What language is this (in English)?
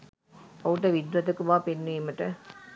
Sinhala